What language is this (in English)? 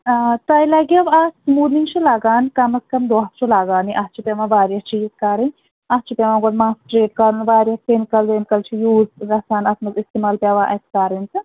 Kashmiri